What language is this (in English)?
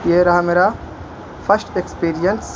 Urdu